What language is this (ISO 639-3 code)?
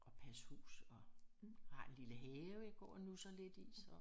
dan